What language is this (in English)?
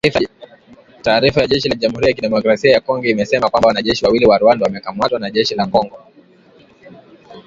Swahili